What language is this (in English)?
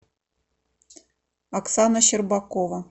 Russian